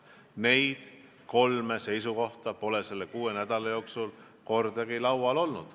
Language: Estonian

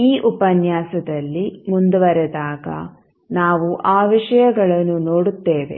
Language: Kannada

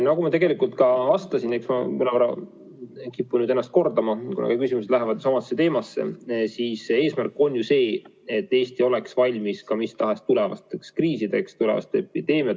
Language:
Estonian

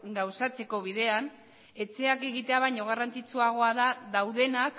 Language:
Basque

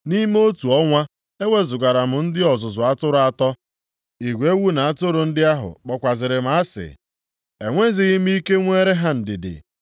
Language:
Igbo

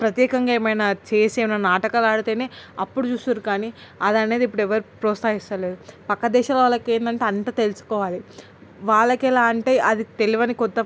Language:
Telugu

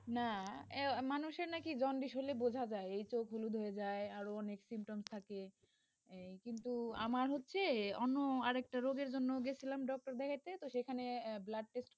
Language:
Bangla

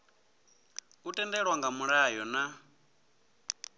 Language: Venda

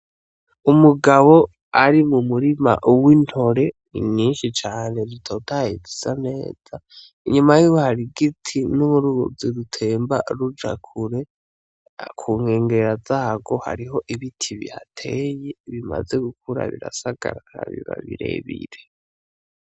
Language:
Rundi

